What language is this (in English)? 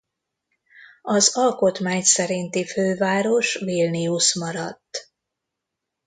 Hungarian